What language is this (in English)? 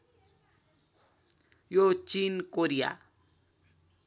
Nepali